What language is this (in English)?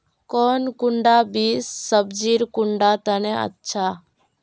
Magahi